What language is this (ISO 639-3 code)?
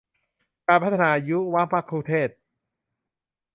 tha